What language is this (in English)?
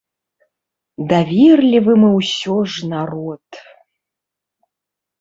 Belarusian